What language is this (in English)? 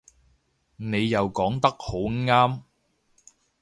Cantonese